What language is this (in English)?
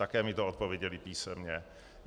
Czech